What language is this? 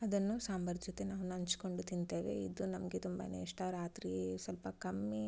Kannada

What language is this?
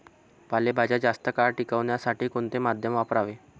Marathi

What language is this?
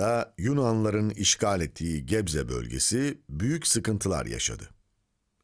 Turkish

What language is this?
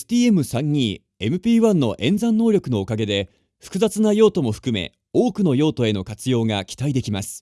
Japanese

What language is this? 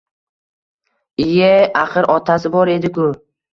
Uzbek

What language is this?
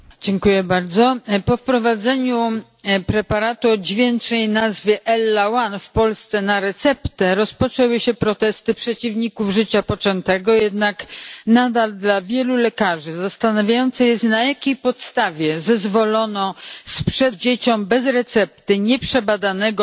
Polish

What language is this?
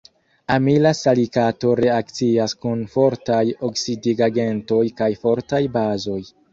Esperanto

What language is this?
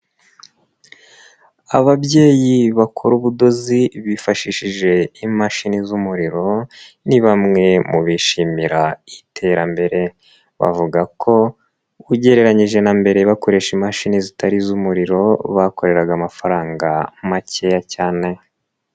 Kinyarwanda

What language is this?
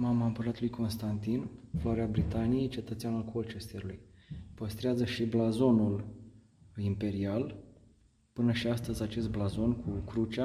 Romanian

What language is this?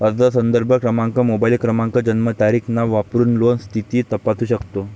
Marathi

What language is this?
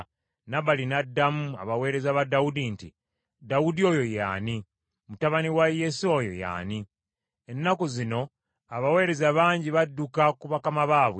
Ganda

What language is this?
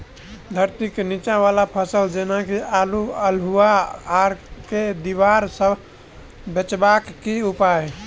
Maithili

